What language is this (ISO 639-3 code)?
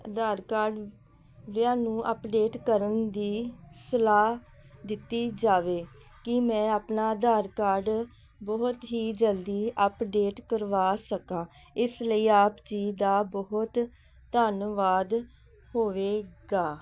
pan